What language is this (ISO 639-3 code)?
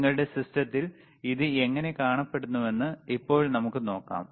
mal